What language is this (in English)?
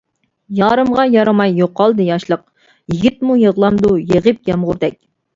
Uyghur